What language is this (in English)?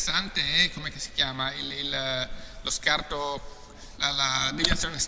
Italian